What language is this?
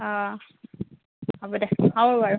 Assamese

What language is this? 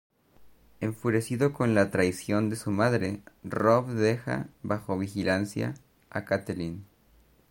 Spanish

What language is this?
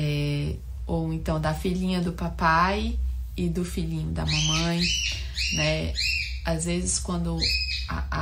Portuguese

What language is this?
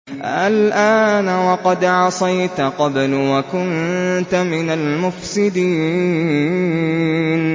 Arabic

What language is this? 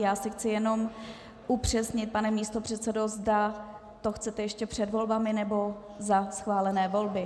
Czech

